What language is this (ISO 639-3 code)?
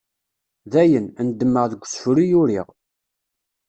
kab